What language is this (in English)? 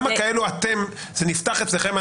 Hebrew